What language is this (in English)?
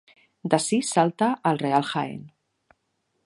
Catalan